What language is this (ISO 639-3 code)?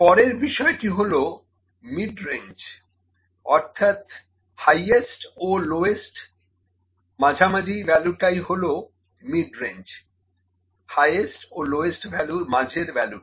ben